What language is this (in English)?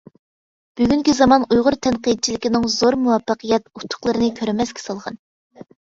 Uyghur